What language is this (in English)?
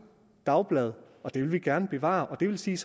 Danish